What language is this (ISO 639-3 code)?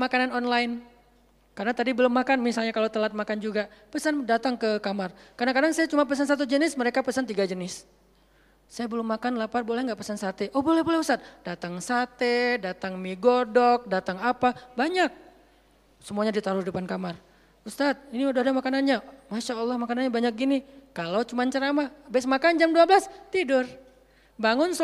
ind